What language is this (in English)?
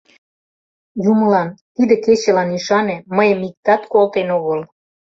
Mari